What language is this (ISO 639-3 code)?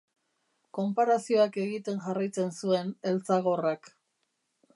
eus